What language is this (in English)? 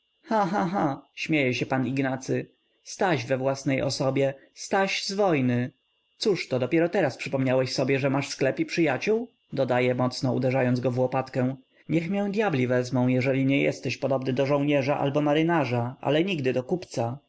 Polish